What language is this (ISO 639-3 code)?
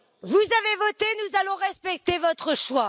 fra